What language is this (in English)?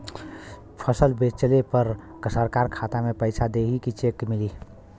Bhojpuri